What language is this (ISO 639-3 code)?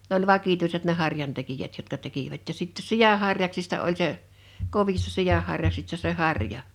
fin